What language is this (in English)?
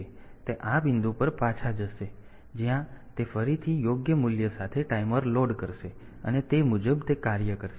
Gujarati